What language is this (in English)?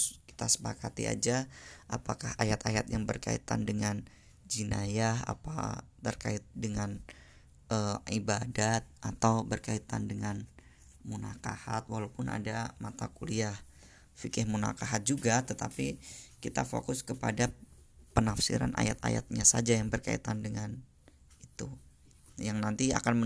Indonesian